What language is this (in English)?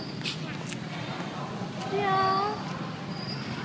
Vietnamese